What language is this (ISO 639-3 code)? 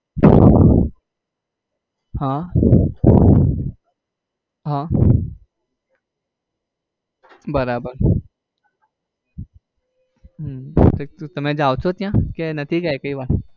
guj